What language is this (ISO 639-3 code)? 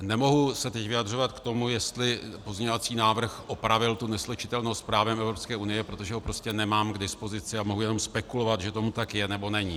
ces